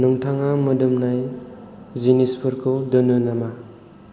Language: Bodo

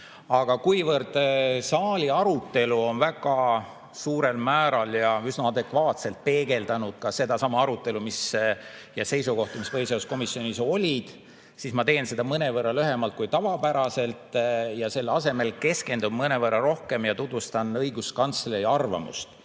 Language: Estonian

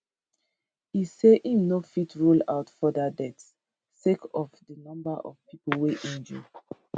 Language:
Nigerian Pidgin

